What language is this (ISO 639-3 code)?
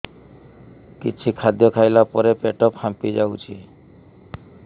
ori